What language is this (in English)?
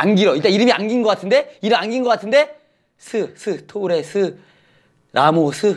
Korean